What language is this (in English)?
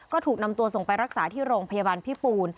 Thai